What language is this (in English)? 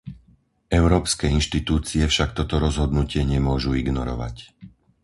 Slovak